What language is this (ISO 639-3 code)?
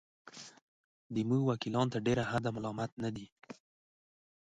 pus